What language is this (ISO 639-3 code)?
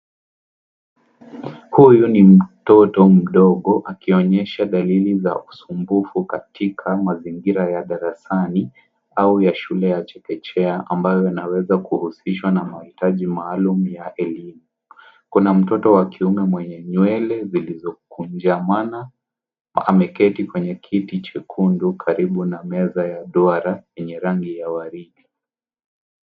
swa